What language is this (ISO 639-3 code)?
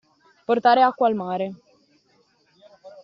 ita